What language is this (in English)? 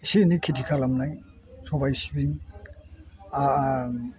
Bodo